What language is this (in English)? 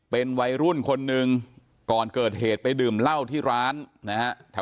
Thai